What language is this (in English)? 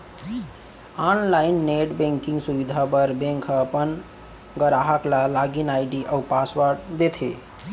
Chhattisgarhi